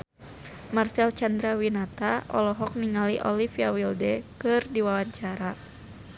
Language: Sundanese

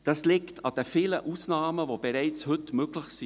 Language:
Swiss German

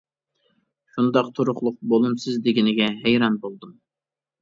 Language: Uyghur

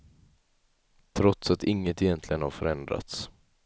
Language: Swedish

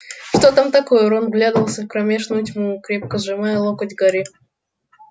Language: Russian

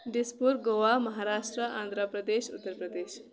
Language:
Kashmiri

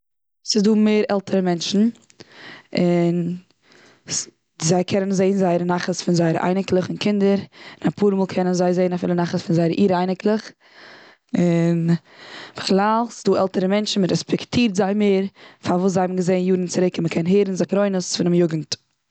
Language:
Yiddish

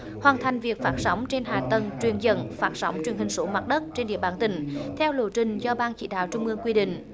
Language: Vietnamese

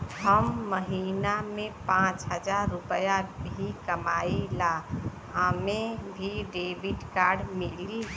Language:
Bhojpuri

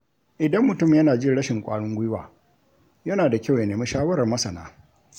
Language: Hausa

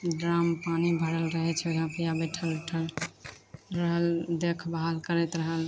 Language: Maithili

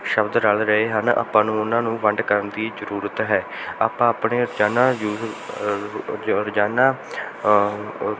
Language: Punjabi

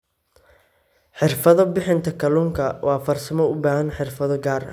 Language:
Somali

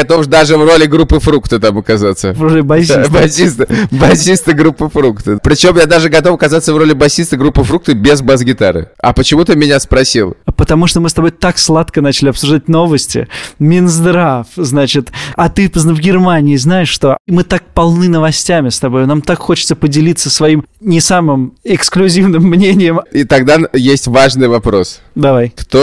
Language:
Russian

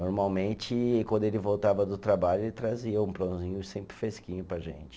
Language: Portuguese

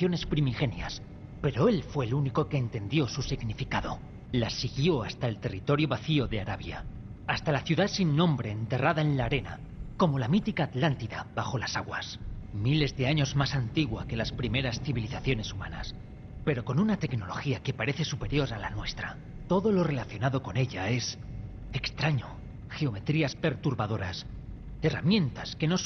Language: Spanish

